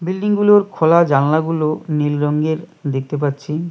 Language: Bangla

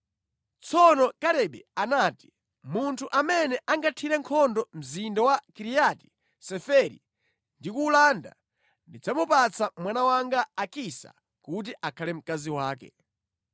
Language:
Nyanja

